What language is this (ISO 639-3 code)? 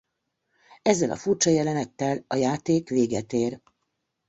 hun